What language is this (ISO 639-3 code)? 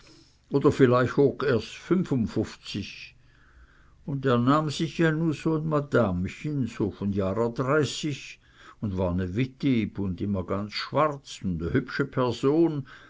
deu